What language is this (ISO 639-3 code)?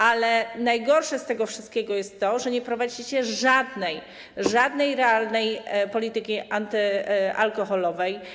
pol